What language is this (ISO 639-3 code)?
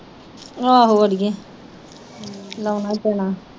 pan